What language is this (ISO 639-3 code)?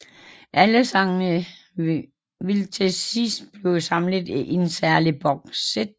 dan